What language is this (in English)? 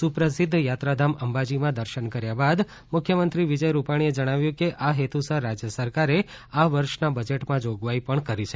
Gujarati